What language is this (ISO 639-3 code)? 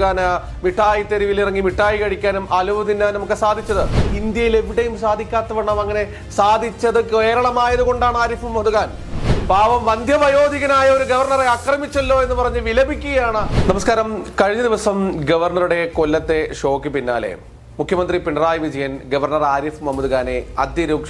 mal